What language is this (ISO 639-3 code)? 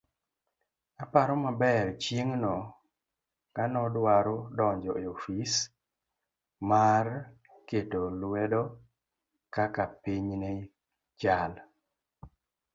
luo